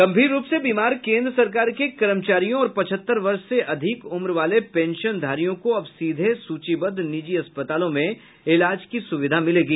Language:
Hindi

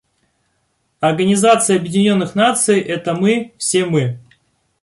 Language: Russian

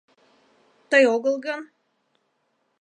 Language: Mari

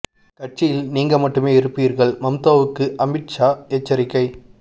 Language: Tamil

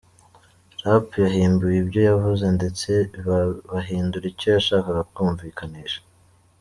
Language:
Kinyarwanda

